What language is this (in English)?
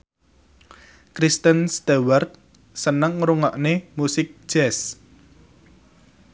Javanese